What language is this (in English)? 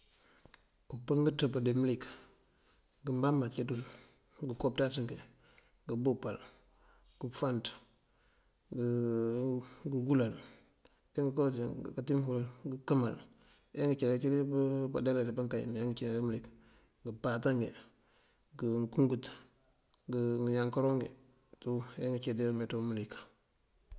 Mandjak